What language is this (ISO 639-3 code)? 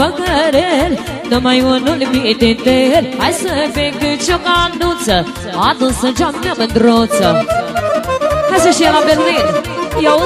ron